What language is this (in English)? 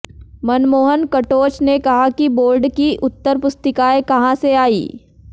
Hindi